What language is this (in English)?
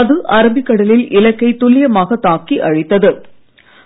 Tamil